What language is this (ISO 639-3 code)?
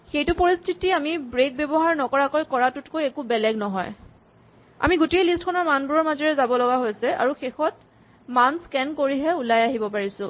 asm